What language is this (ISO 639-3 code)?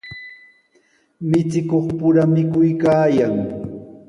qws